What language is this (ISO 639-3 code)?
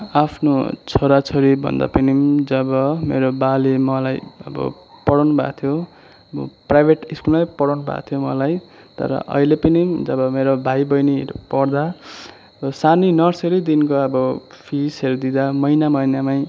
nep